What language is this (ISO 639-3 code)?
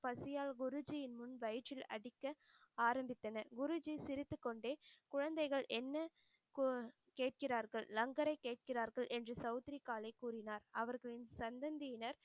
tam